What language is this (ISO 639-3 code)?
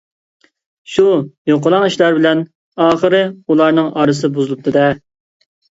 uig